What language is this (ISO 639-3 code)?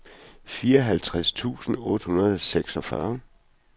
dan